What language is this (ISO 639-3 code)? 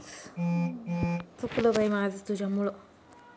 mar